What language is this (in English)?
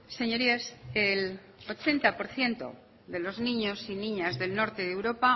Spanish